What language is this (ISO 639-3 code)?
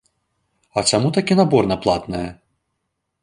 bel